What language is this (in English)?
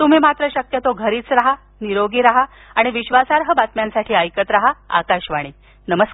Marathi